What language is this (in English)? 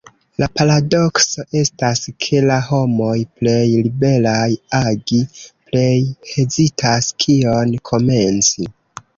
Esperanto